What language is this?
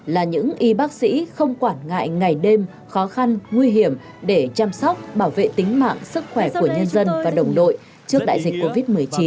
Vietnamese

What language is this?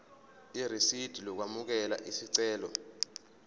Zulu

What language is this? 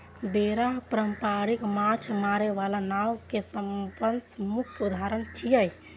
Maithili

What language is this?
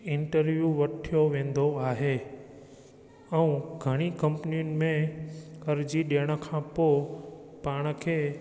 Sindhi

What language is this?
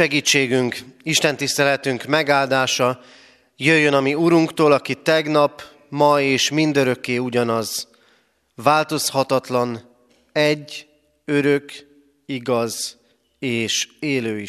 Hungarian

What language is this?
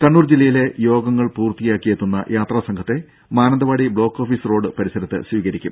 Malayalam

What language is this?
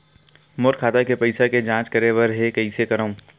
Chhattisgarhi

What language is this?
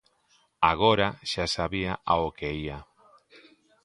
Galician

